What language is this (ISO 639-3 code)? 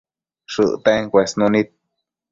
mcf